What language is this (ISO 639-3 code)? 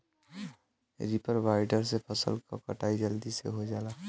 bho